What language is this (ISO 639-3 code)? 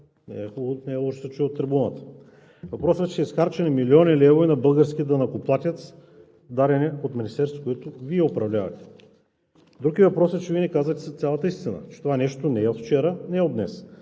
bul